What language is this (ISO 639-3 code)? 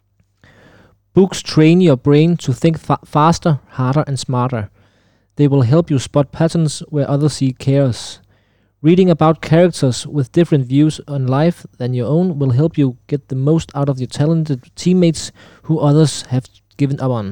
dan